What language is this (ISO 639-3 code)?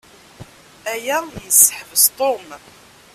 kab